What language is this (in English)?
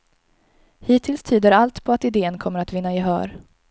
Swedish